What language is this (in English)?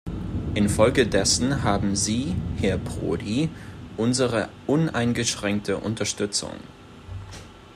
German